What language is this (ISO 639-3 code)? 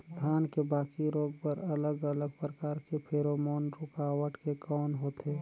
hne